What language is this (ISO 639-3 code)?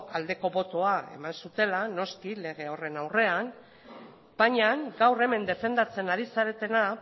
eus